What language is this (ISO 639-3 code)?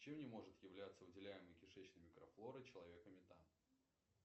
rus